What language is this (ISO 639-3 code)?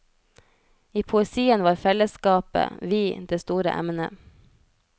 nor